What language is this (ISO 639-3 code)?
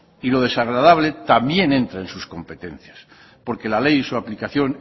spa